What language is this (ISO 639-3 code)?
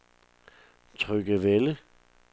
dan